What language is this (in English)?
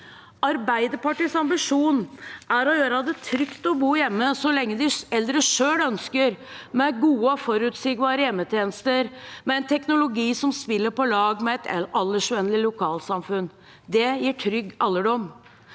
Norwegian